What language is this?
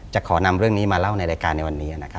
Thai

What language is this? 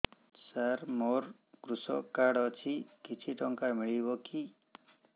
Odia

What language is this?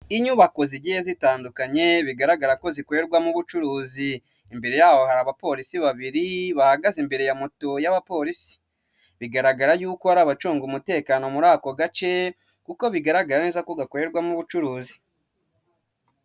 Kinyarwanda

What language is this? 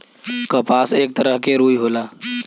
Bhojpuri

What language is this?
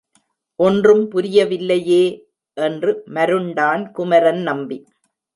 Tamil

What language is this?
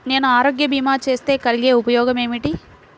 Telugu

